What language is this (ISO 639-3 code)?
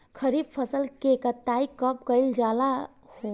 bho